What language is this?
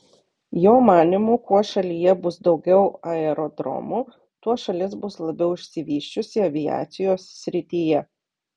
Lithuanian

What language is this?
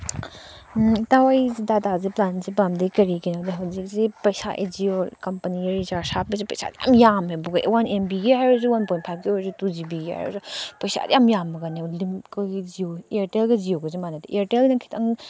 Manipuri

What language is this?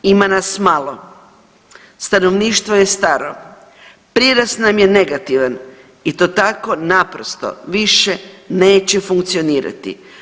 Croatian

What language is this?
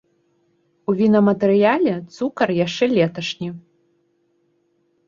Belarusian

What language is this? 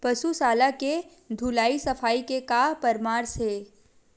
Chhattisgarhi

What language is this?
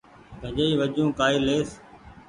Goaria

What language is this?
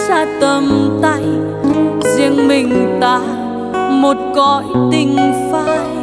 Vietnamese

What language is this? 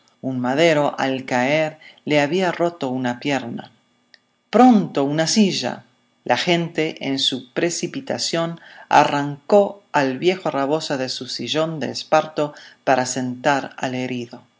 Spanish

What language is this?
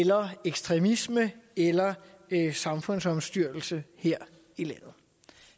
Danish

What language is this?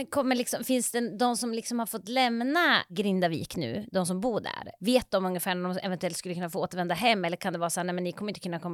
Swedish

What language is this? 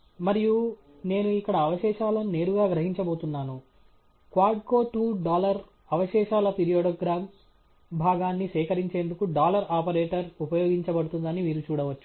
Telugu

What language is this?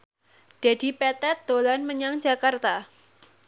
Javanese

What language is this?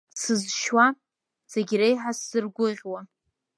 Abkhazian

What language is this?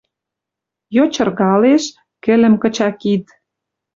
Western Mari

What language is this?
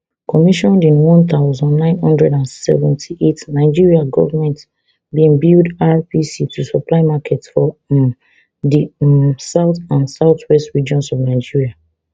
Nigerian Pidgin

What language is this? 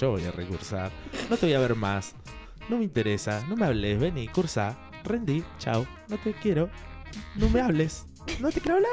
Spanish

